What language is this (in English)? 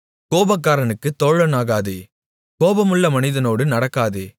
Tamil